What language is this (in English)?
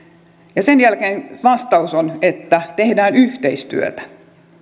Finnish